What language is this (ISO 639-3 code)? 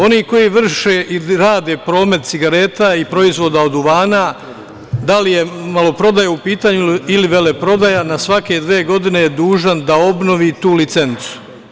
srp